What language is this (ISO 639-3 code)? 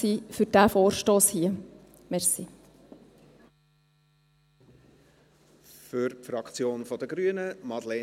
gsw